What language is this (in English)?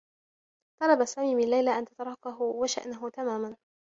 Arabic